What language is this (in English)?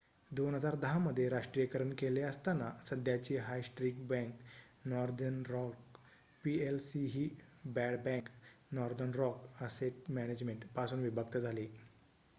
Marathi